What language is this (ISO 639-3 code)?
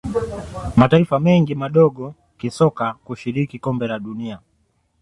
swa